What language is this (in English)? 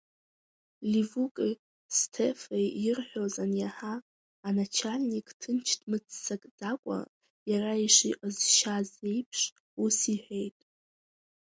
Abkhazian